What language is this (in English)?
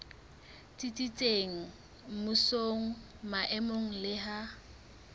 Southern Sotho